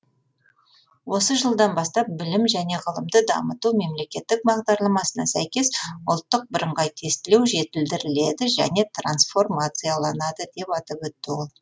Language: Kazakh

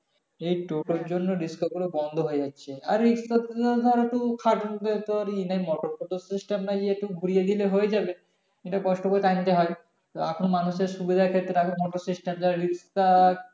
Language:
Bangla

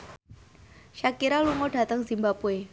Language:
Javanese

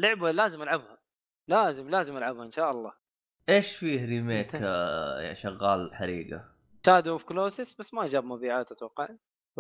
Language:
Arabic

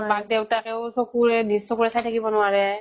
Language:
Assamese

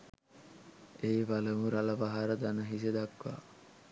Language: Sinhala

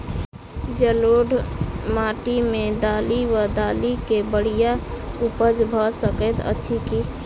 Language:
Maithili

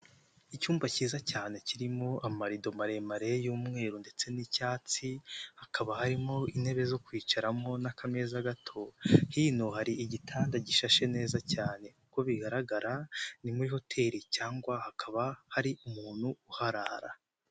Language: Kinyarwanda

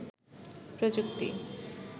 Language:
Bangla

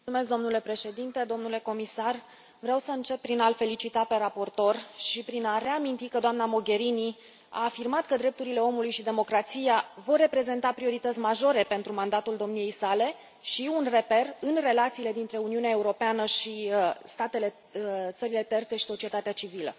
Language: Romanian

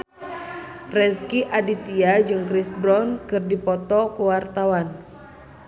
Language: Sundanese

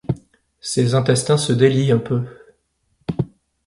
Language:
French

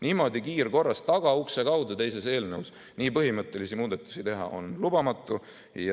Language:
Estonian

